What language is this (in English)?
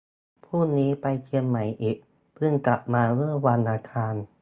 Thai